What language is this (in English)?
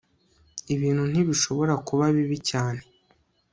Kinyarwanda